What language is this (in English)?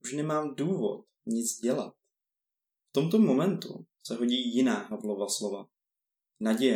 Czech